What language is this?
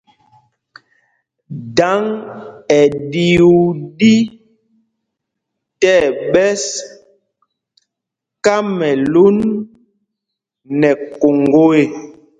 Mpumpong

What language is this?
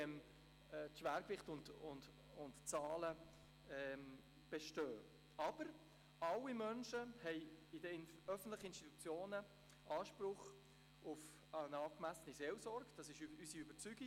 Swiss German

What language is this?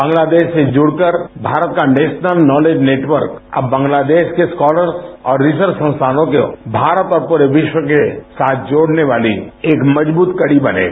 Hindi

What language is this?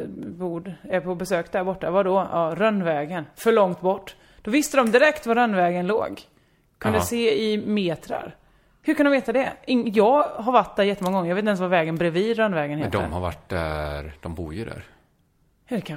Swedish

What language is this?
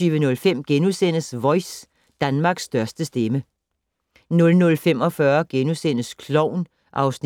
Danish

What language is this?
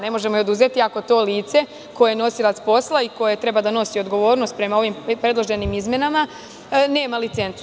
Serbian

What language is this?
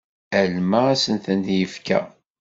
Kabyle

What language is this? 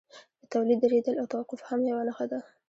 Pashto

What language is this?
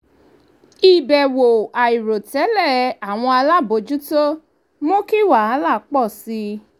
Yoruba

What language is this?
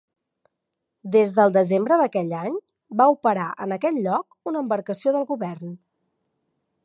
Catalan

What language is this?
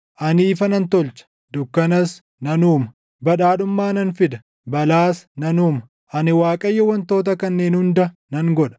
Oromo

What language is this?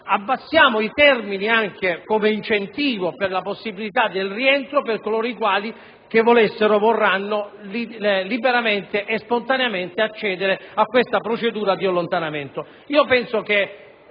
Italian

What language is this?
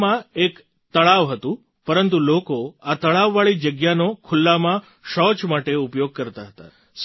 Gujarati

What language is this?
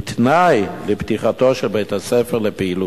Hebrew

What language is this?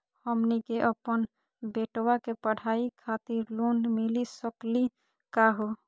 Magahi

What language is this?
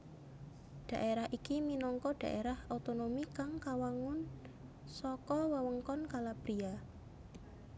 Javanese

